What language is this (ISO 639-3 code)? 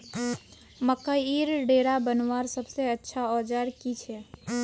mag